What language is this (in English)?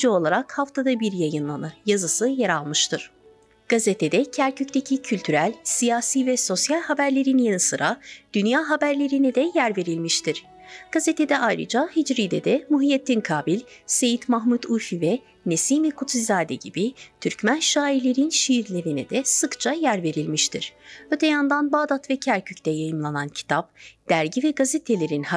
Turkish